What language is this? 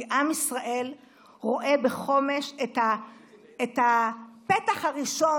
Hebrew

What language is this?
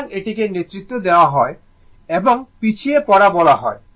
Bangla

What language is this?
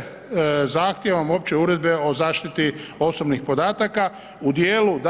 Croatian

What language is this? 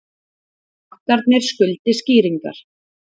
Icelandic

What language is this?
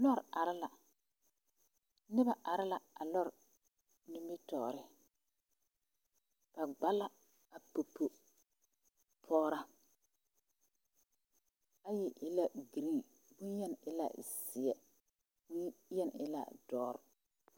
Southern Dagaare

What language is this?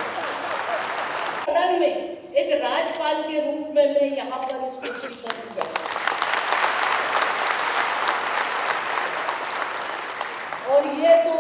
Hindi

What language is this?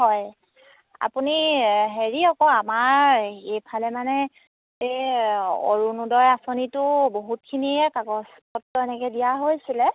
Assamese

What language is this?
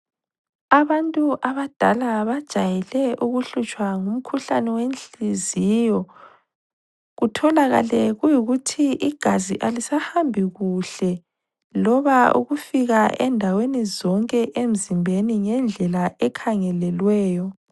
North Ndebele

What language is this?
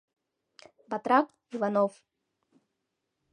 Mari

